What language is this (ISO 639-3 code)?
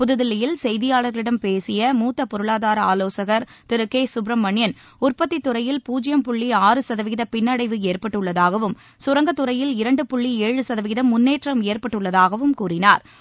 tam